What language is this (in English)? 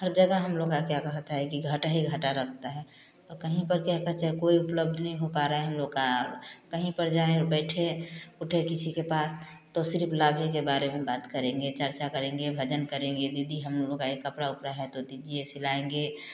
Hindi